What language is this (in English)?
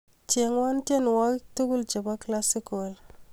Kalenjin